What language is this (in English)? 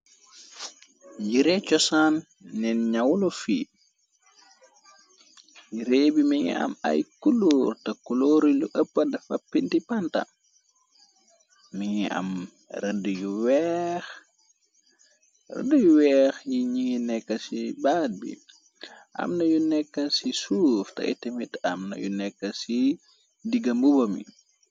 Wolof